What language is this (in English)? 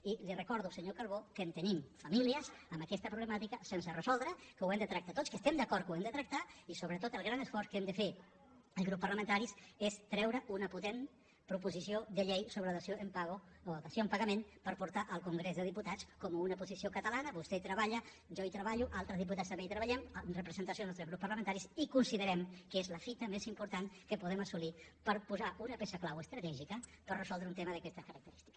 Catalan